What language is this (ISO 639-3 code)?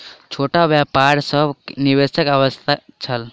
mai